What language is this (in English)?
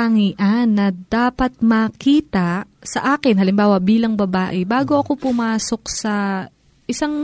Filipino